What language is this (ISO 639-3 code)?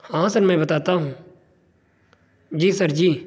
urd